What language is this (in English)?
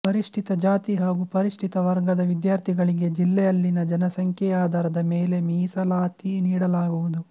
Kannada